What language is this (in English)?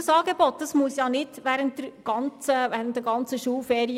Swiss German